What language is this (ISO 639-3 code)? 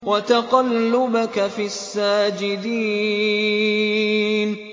ara